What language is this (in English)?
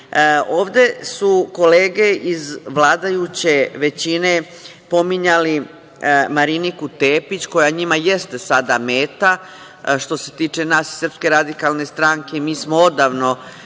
Serbian